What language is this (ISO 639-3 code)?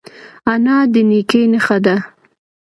pus